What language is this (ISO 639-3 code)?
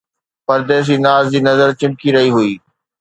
snd